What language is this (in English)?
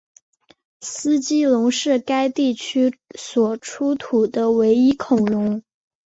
Chinese